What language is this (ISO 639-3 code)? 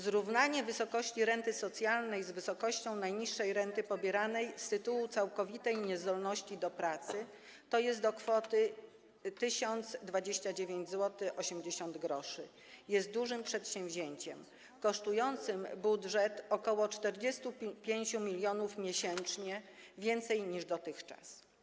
pol